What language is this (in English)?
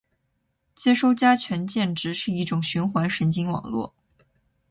Chinese